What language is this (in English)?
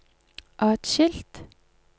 Norwegian